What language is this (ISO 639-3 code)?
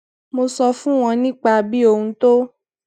yor